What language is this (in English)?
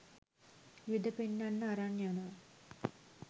Sinhala